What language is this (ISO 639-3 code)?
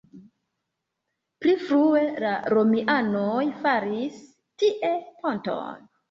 epo